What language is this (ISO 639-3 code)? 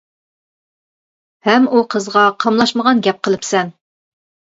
uig